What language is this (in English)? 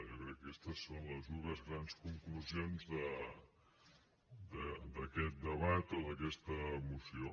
Catalan